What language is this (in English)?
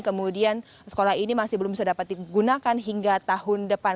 Indonesian